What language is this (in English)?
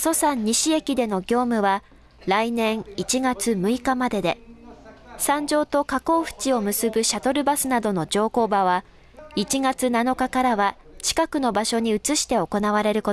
Japanese